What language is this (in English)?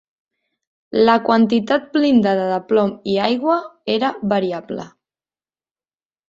Catalan